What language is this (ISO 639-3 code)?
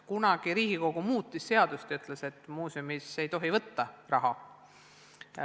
est